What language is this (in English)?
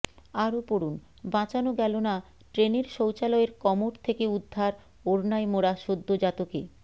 Bangla